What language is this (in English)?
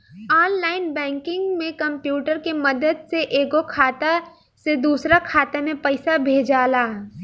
Bhojpuri